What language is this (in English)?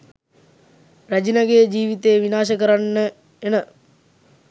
Sinhala